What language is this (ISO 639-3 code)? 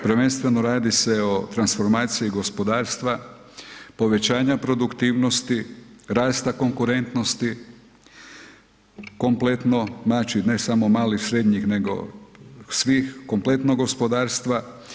hrv